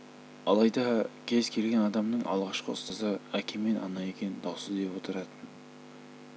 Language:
Kazakh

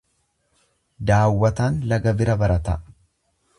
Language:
Oromo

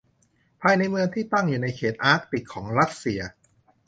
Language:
Thai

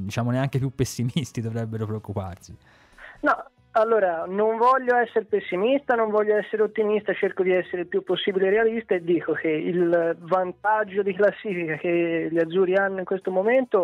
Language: Italian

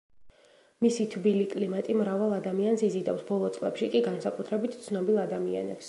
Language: Georgian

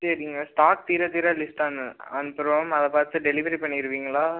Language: Tamil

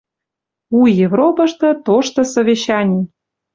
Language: Western Mari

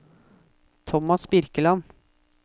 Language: Norwegian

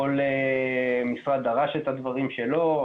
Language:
Hebrew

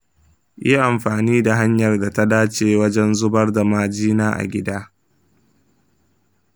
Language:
Hausa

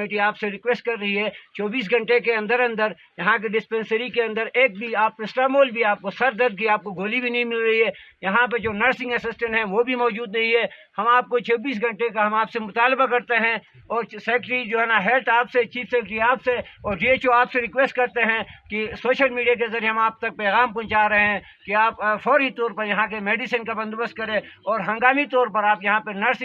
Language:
Urdu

